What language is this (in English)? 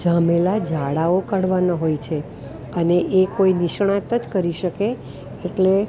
Gujarati